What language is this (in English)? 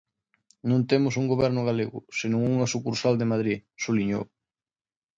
Galician